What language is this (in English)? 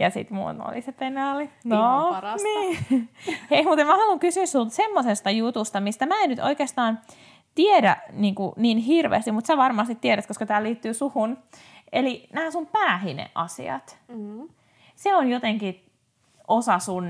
Finnish